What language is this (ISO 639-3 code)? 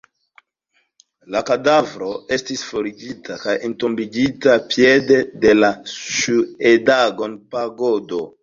epo